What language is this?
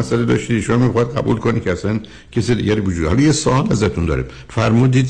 Persian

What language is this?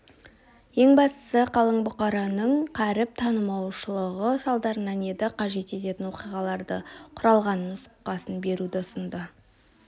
Kazakh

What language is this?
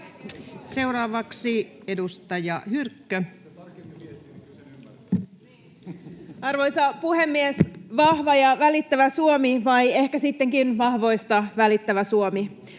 Finnish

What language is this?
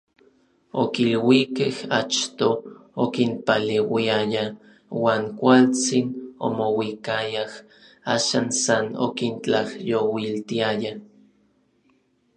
Orizaba Nahuatl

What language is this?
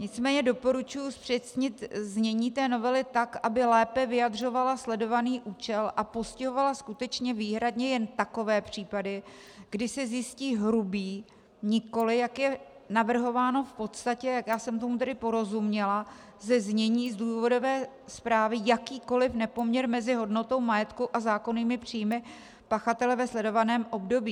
Czech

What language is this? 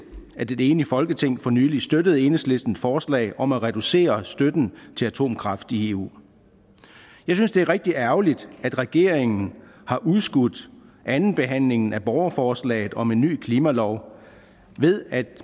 Danish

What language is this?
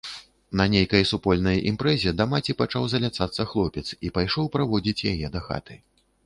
Belarusian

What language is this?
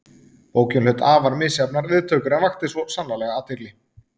Icelandic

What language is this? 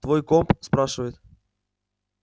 Russian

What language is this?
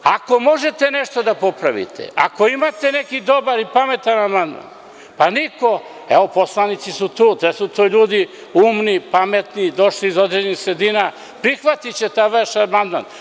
Serbian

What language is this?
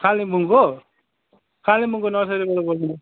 Nepali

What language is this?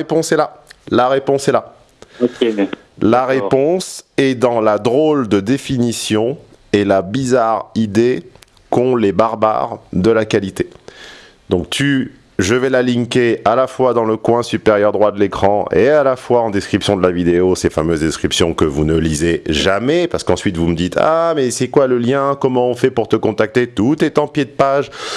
French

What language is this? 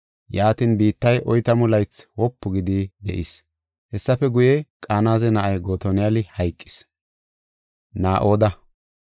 Gofa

